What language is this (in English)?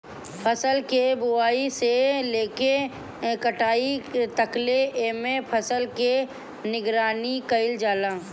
Bhojpuri